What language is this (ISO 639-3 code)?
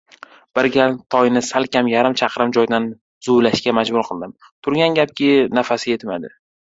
uzb